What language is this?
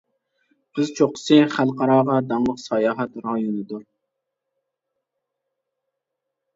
Uyghur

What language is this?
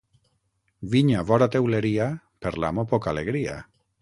Catalan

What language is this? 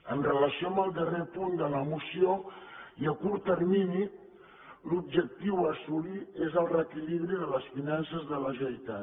Catalan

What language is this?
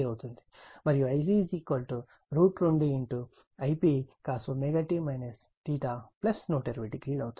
Telugu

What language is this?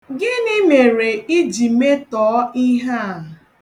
Igbo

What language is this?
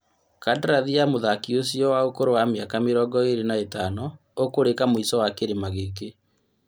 Kikuyu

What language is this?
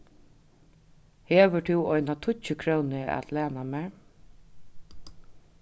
Faroese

